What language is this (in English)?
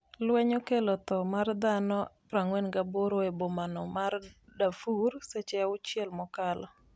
Luo (Kenya and Tanzania)